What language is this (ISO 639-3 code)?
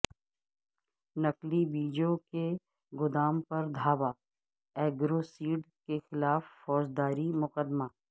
urd